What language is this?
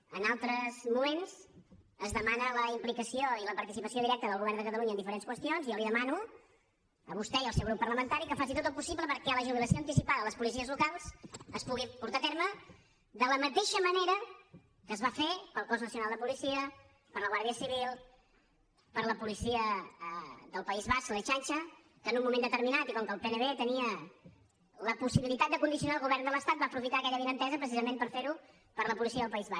Catalan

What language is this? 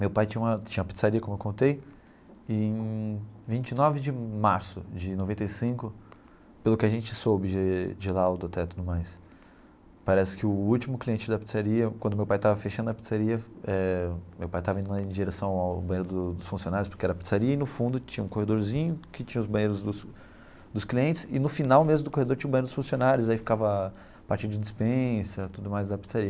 Portuguese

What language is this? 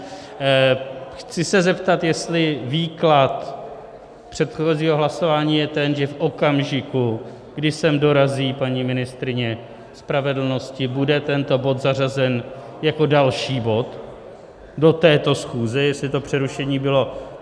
Czech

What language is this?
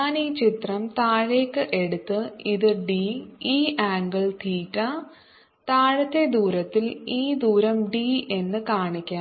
Malayalam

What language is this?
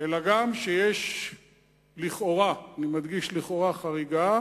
Hebrew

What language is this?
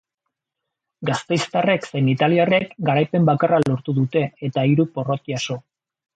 Basque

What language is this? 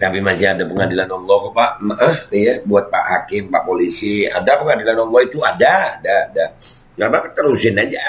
Indonesian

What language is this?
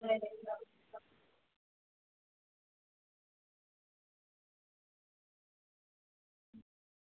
Dogri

